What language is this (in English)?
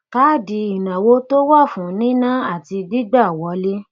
Yoruba